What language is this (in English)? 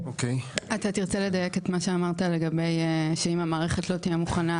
Hebrew